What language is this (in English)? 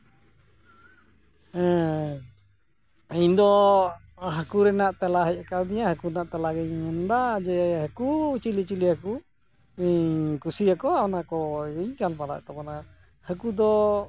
Santali